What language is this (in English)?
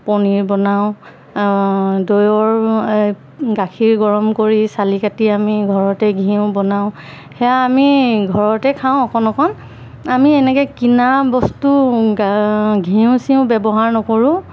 Assamese